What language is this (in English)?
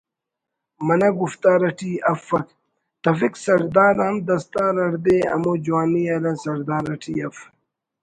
Brahui